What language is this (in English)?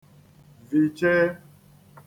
Igbo